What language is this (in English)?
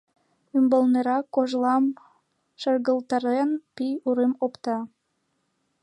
Mari